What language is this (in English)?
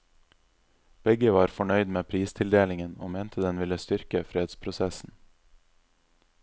Norwegian